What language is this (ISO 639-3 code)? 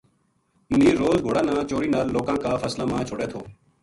gju